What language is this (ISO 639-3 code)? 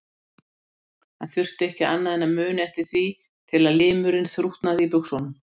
isl